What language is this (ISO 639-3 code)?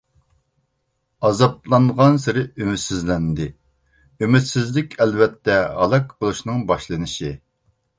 uig